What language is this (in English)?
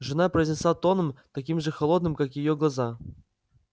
Russian